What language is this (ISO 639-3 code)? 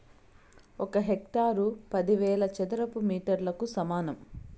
tel